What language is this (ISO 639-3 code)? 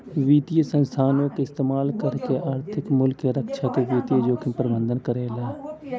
bho